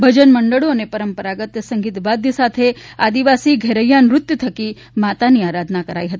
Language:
Gujarati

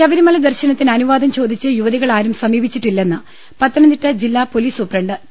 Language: Malayalam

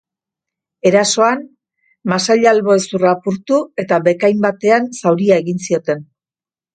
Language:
Basque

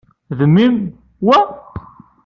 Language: Kabyle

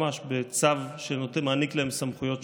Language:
Hebrew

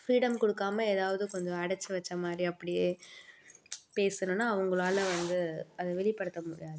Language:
Tamil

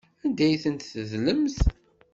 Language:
Kabyle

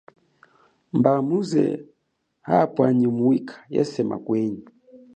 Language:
Chokwe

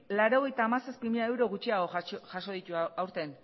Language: Basque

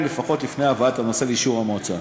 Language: Hebrew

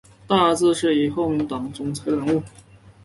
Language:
Chinese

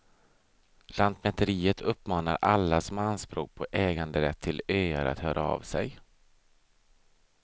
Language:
Swedish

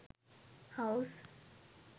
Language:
Sinhala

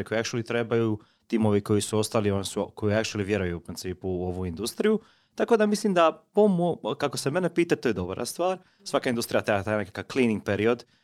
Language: Croatian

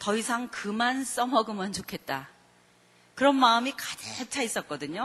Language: Korean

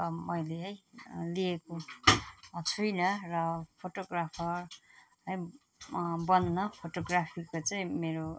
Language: Nepali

